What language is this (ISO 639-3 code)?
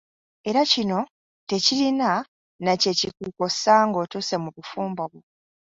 lug